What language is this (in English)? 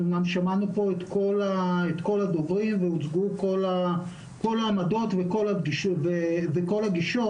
Hebrew